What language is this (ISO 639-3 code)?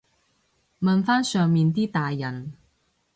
yue